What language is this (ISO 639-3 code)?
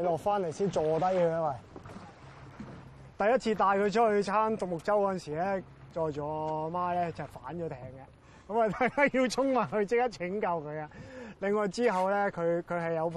zho